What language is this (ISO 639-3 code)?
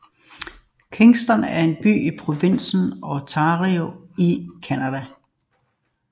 dan